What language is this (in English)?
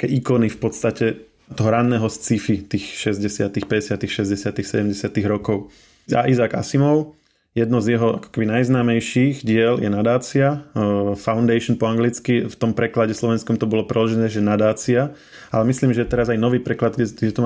Slovak